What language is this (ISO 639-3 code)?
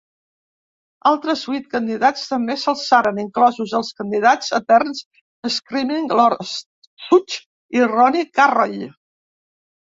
cat